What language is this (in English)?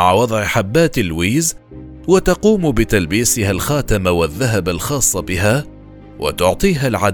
Arabic